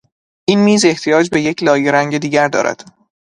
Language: Persian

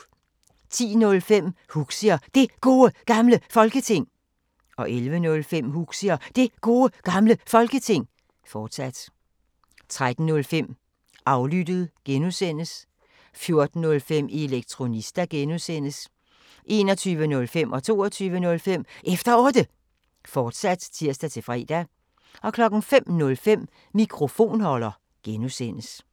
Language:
Danish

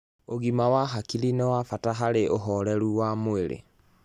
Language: Kikuyu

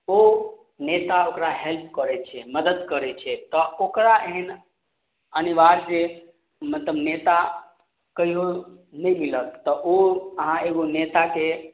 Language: Maithili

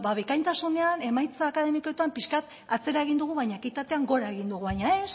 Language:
Basque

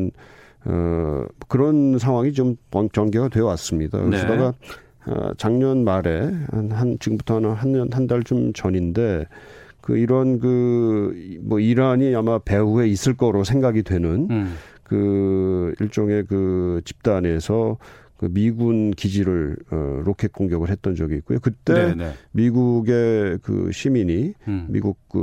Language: Korean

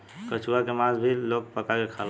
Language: Bhojpuri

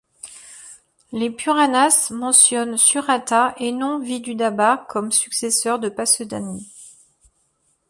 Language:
French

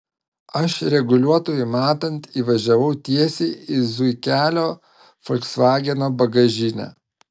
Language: Lithuanian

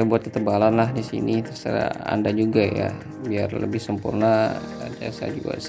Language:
Indonesian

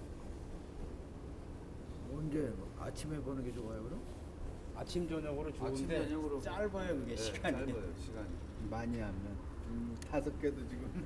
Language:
Korean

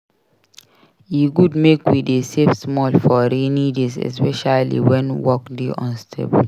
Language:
Nigerian Pidgin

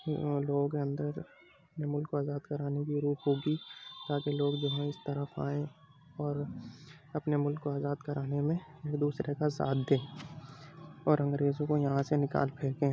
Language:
Urdu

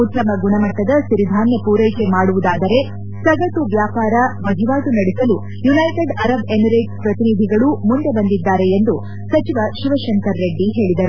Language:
Kannada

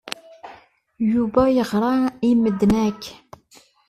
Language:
Kabyle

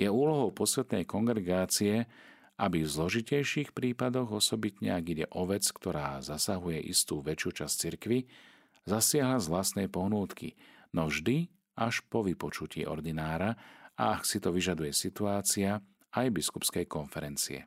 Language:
Slovak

